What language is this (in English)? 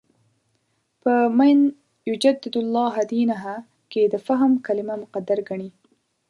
Pashto